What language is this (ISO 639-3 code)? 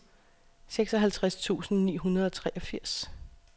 dan